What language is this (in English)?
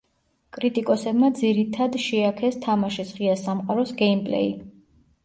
Georgian